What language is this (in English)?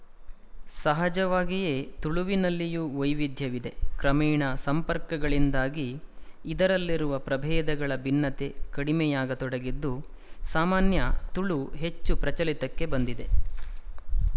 Kannada